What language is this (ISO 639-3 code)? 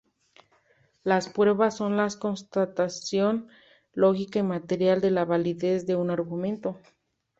spa